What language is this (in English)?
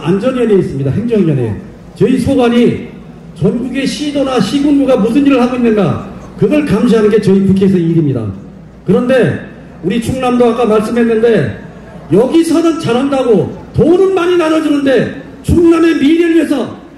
Korean